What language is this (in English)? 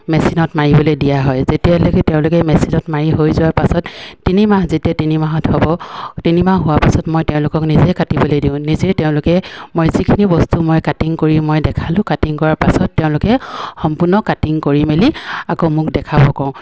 Assamese